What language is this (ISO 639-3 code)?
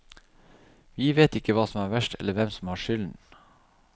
nor